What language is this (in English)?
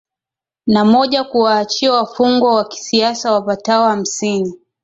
Swahili